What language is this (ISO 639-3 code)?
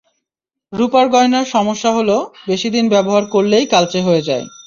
ben